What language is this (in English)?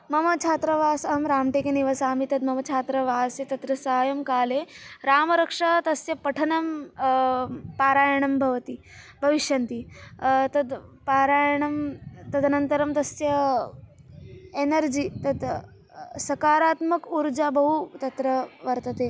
Sanskrit